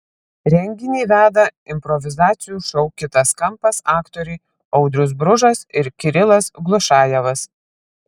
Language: Lithuanian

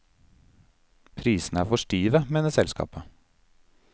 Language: Norwegian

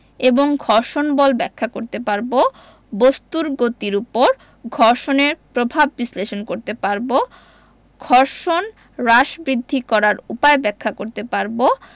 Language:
Bangla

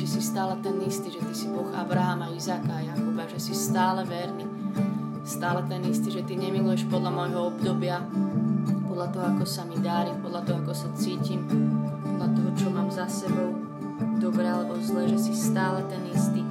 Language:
Slovak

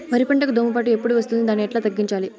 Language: Telugu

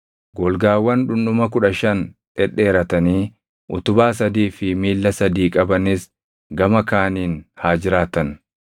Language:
Oromo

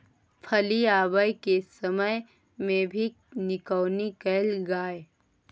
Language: Maithili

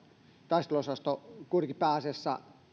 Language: Finnish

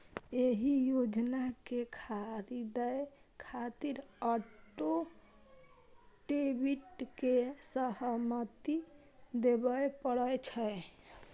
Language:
Maithili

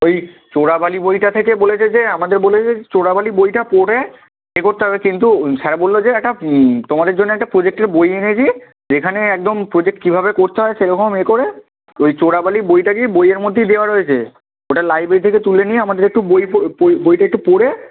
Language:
Bangla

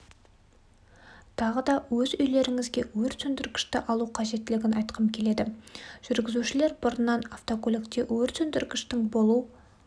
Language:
Kazakh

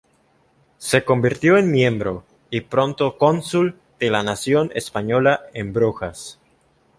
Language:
Spanish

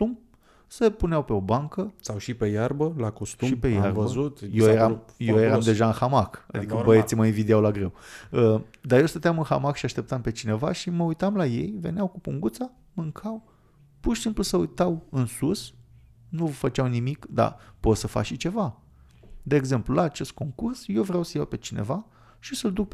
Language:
Romanian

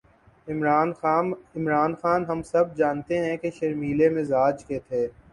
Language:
Urdu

